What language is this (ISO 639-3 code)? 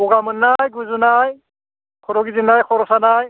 brx